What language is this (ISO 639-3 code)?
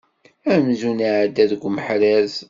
kab